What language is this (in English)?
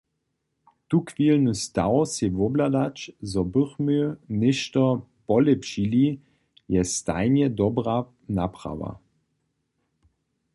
Upper Sorbian